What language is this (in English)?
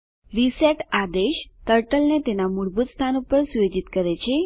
Gujarati